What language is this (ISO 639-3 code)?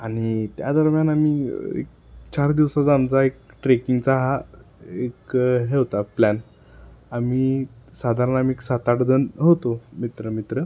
mar